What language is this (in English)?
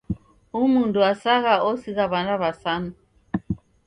Taita